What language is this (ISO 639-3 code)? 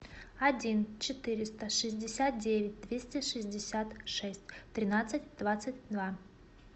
rus